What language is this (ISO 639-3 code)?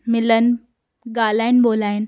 snd